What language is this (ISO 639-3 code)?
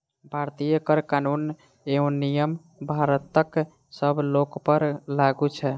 mai